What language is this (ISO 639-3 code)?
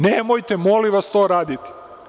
srp